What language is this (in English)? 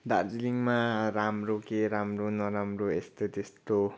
Nepali